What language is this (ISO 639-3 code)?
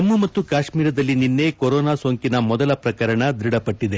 kan